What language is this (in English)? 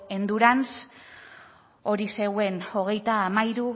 Basque